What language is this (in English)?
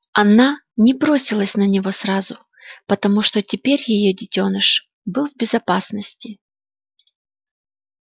Russian